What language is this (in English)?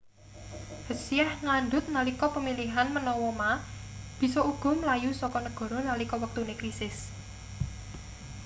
Javanese